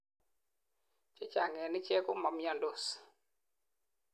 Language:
Kalenjin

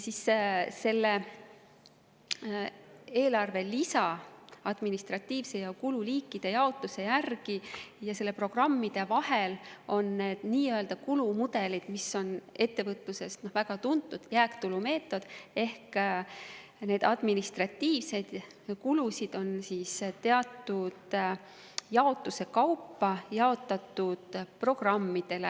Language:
Estonian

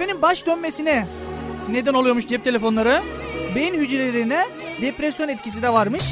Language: Turkish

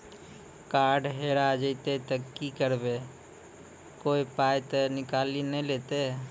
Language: Maithili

